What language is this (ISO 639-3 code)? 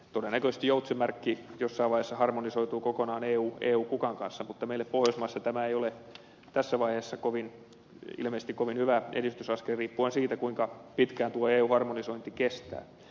fin